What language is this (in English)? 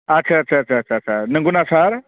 Bodo